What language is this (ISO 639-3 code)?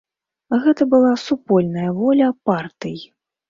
bel